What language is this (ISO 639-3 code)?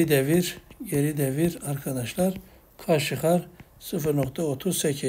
tur